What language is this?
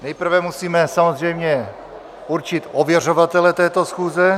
Czech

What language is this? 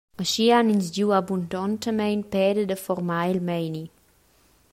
Romansh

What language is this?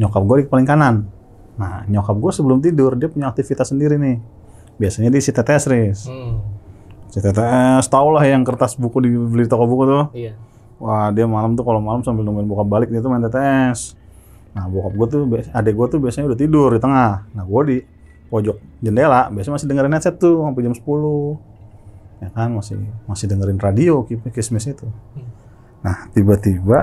Indonesian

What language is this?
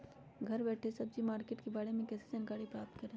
Magahi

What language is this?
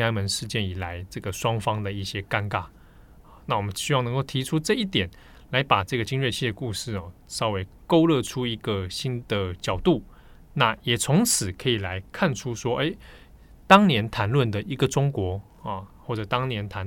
Chinese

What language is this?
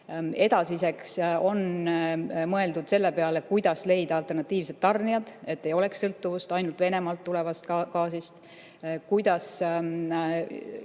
Estonian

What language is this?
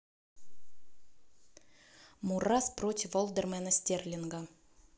Russian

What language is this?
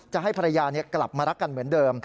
Thai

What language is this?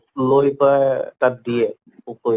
Assamese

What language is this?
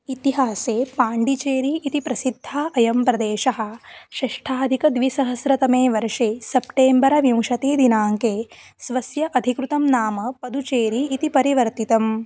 Sanskrit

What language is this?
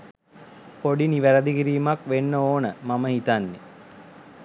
Sinhala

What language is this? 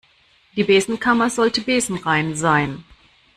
German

